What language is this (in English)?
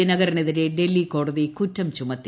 Malayalam